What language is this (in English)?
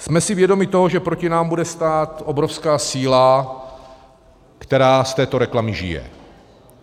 Czech